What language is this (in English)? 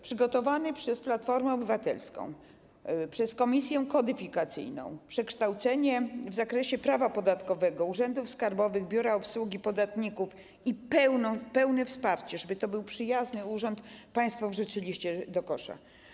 Polish